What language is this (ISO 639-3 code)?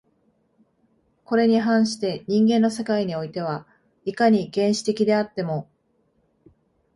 jpn